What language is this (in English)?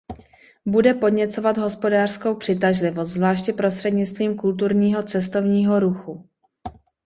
Czech